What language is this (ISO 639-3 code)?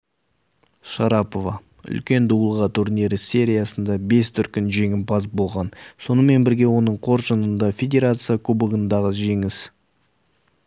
kaz